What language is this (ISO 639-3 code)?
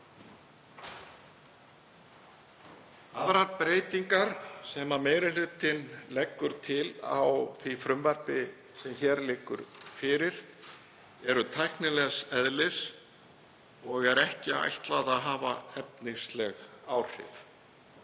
isl